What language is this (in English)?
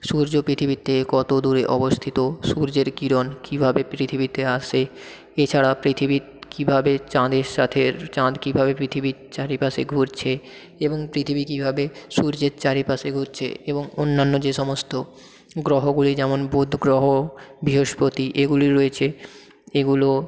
Bangla